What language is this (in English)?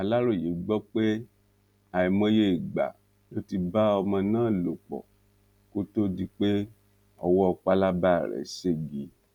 Yoruba